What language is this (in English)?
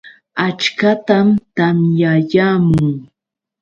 Yauyos Quechua